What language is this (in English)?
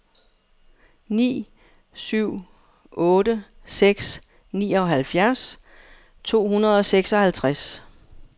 Danish